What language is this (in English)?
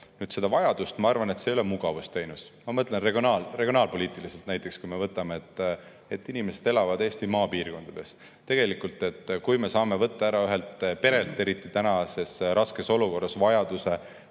Estonian